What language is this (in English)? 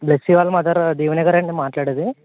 Telugu